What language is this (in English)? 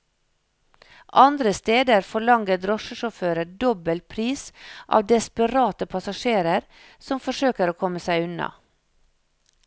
Norwegian